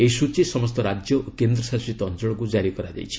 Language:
Odia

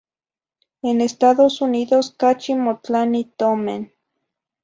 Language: Zacatlán-Ahuacatlán-Tepetzintla Nahuatl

